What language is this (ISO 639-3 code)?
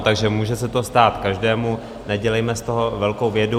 ces